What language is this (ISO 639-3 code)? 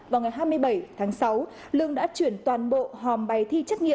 vie